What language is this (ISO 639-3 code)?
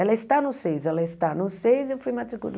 por